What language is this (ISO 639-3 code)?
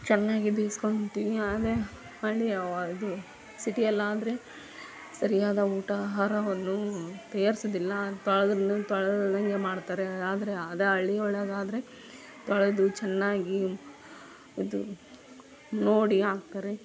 kan